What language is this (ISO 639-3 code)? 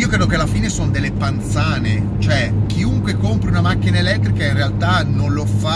ita